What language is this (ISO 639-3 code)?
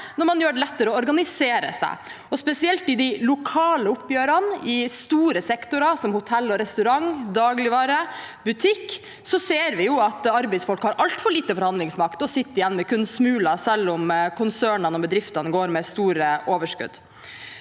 nor